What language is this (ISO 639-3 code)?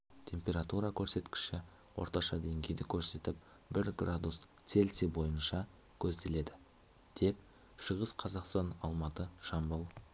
kaz